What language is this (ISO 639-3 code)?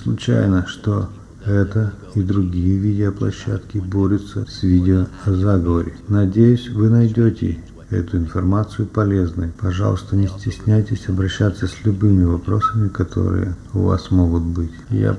rus